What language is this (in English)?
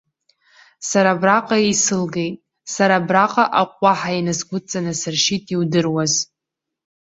Abkhazian